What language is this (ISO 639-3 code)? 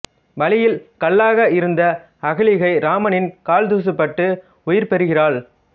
tam